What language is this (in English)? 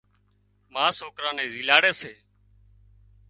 Wadiyara Koli